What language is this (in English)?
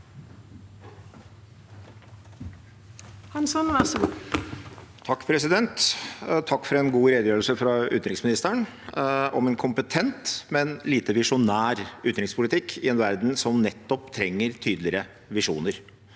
Norwegian